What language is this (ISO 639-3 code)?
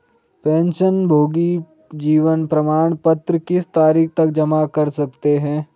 hin